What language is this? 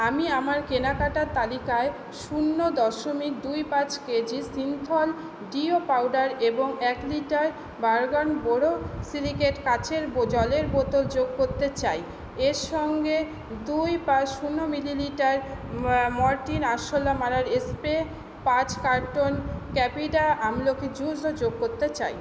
Bangla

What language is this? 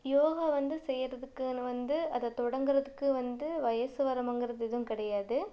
Tamil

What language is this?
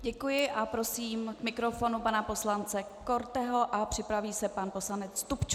Czech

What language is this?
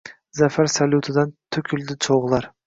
Uzbek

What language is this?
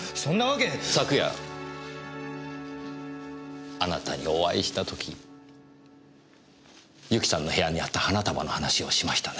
Japanese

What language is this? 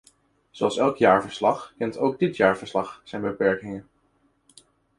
Dutch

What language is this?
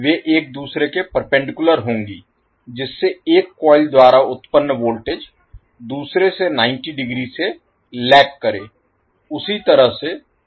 Hindi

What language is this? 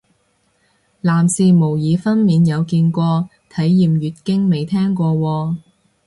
Cantonese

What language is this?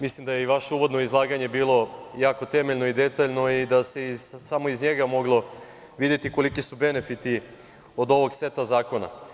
Serbian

